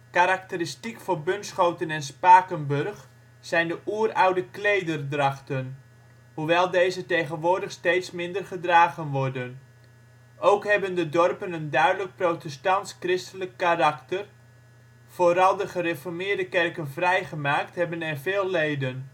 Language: Dutch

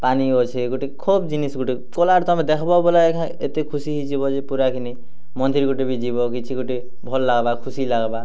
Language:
Odia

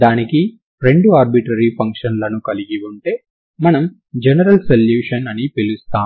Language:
Telugu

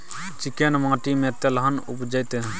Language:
Maithili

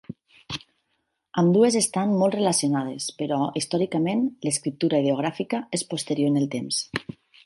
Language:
Catalan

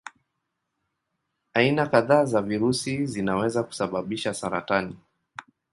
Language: Swahili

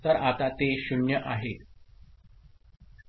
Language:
Marathi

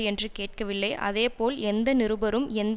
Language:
Tamil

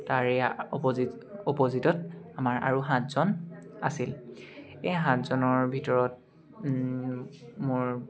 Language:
Assamese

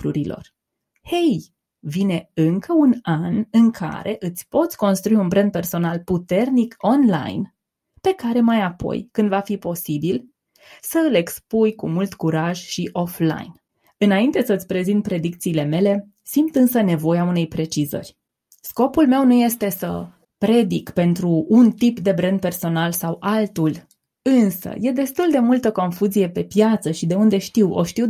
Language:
Romanian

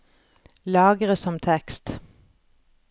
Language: Norwegian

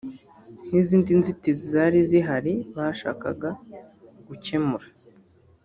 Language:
Kinyarwanda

